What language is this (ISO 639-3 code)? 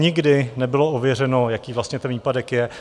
ces